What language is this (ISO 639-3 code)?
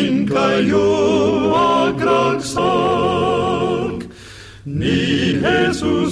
fil